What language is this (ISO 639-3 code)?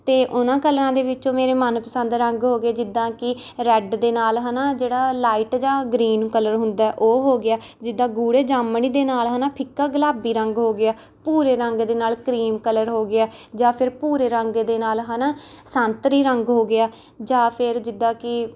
pan